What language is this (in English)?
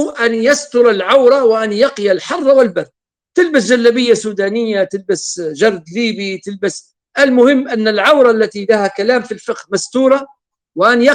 Arabic